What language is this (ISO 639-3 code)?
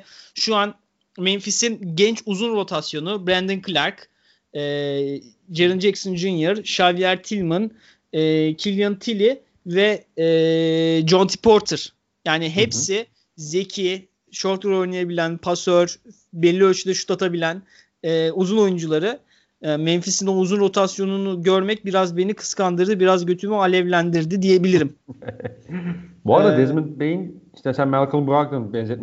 tur